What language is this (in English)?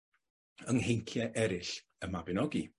Welsh